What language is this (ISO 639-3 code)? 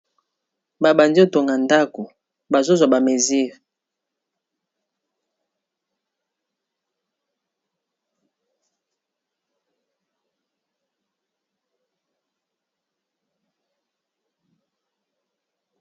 lin